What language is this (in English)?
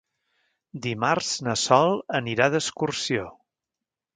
Catalan